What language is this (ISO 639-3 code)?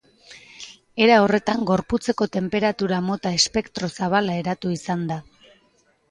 eus